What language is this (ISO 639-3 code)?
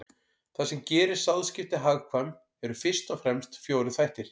isl